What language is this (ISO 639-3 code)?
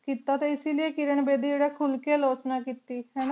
pan